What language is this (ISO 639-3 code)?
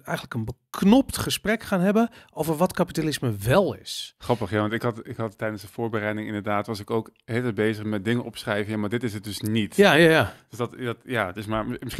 nld